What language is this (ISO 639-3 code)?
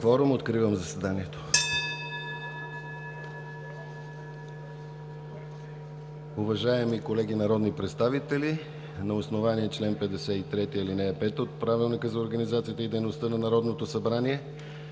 bul